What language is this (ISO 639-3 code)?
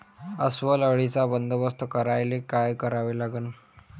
mar